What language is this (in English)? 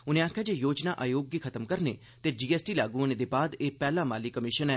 Dogri